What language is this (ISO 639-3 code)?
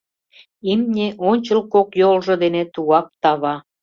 chm